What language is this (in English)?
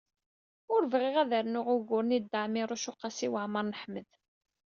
Kabyle